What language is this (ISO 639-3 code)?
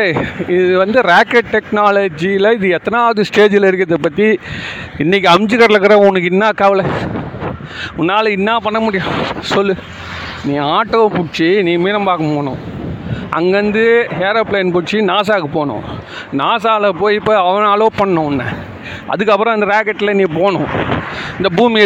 tam